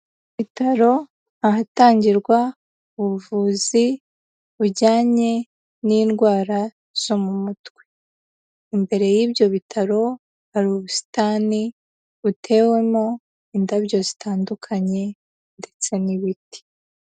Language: Kinyarwanda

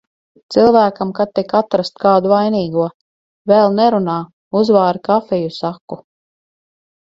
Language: Latvian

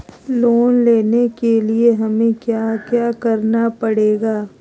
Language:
Magahi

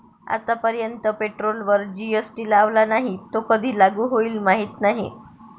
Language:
Marathi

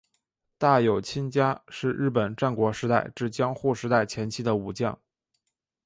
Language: Chinese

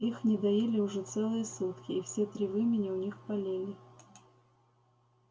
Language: Russian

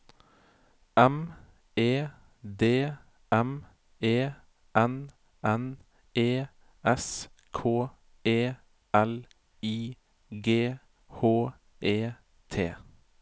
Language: Norwegian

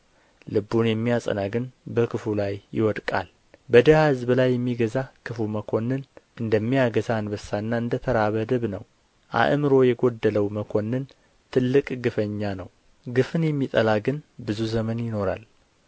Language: Amharic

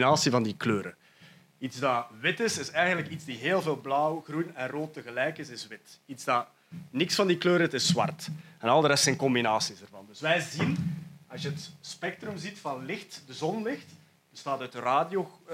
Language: Dutch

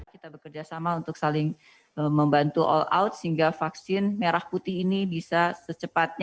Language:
Indonesian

